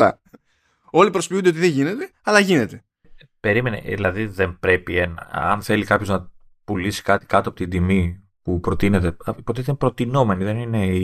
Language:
Greek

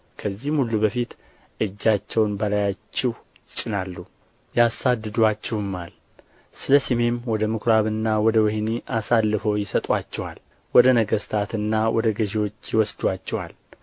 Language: Amharic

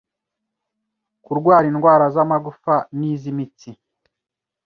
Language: Kinyarwanda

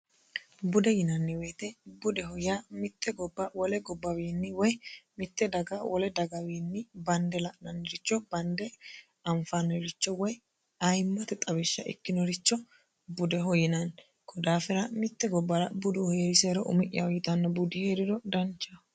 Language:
Sidamo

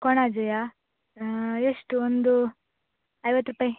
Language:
Kannada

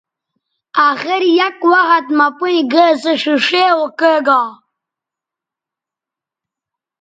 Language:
Bateri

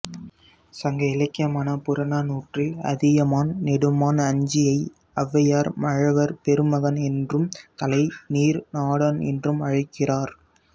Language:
Tamil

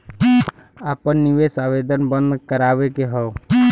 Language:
Bhojpuri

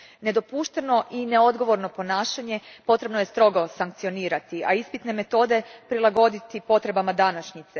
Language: Croatian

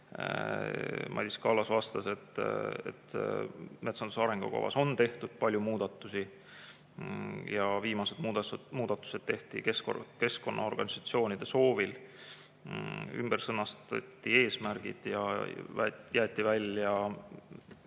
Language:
Estonian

